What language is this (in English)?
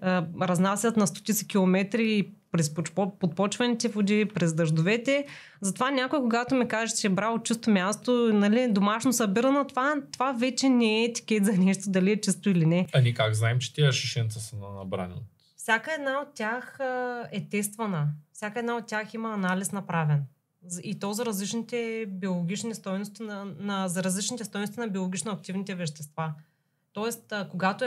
Bulgarian